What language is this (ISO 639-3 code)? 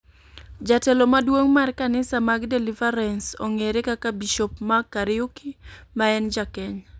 luo